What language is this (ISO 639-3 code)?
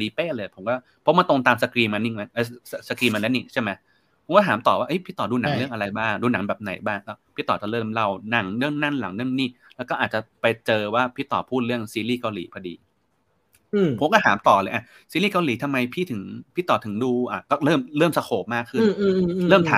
tha